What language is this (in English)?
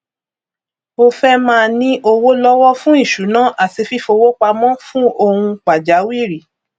Yoruba